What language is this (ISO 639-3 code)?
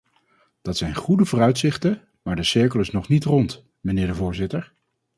nld